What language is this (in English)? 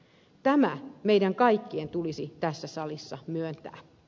Finnish